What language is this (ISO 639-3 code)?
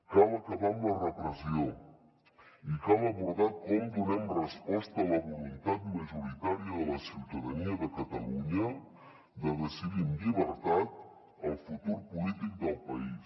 cat